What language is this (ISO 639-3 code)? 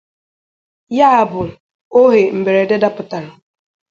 ibo